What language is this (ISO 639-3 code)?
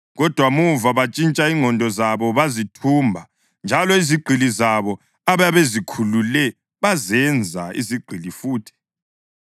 nde